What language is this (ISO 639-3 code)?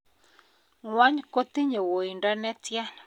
kln